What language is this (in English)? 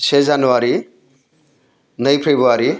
Bodo